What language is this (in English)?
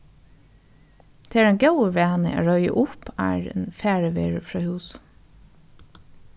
Faroese